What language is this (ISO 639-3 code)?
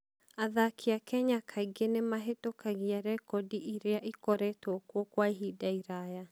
kik